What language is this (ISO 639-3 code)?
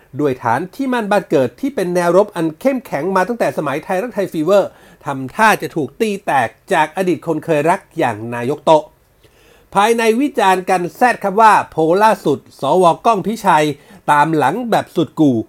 tha